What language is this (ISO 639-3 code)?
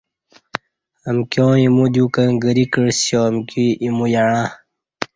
bsh